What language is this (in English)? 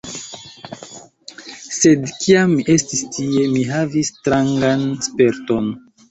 Esperanto